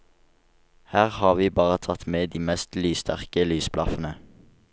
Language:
Norwegian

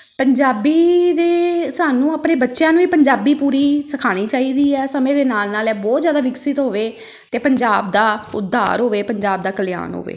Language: Punjabi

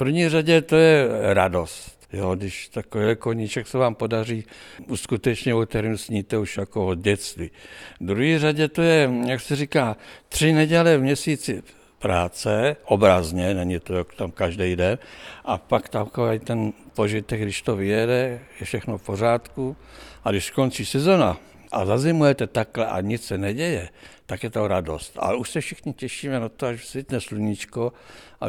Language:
Czech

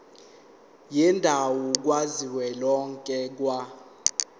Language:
Zulu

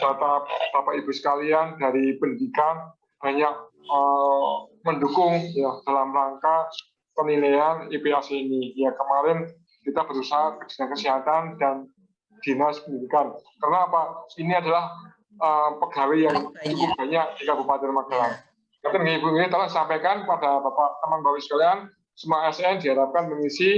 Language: Indonesian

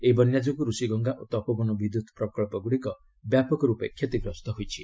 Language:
Odia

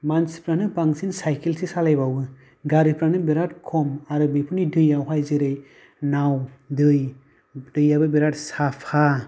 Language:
Bodo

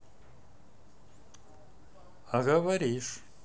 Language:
Russian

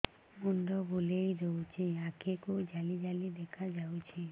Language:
Odia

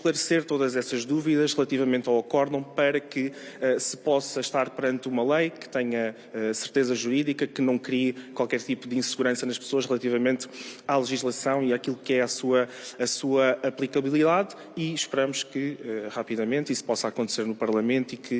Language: Portuguese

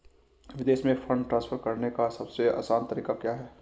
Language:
Hindi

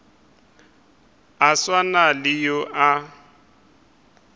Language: Northern Sotho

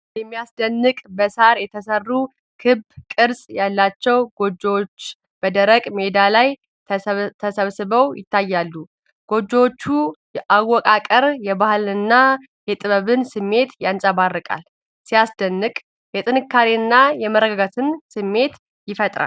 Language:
Amharic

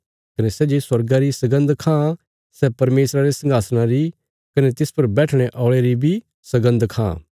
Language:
Bilaspuri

